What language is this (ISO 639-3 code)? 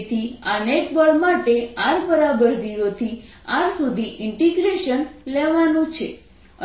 guj